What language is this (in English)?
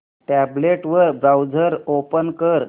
Marathi